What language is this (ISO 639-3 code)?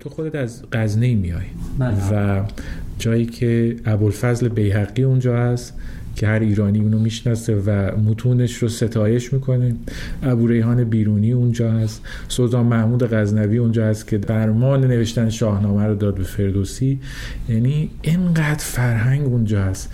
fas